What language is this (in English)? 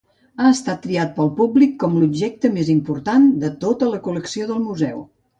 Catalan